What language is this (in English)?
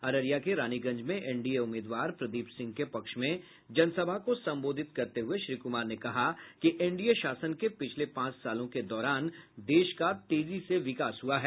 Hindi